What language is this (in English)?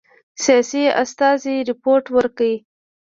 Pashto